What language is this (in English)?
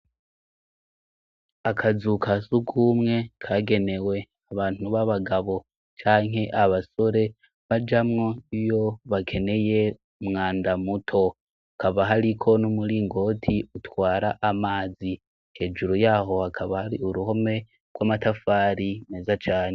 Rundi